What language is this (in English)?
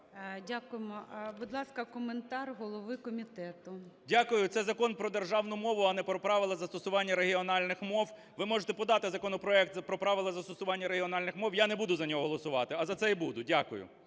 Ukrainian